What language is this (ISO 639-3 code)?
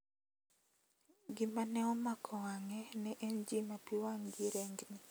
luo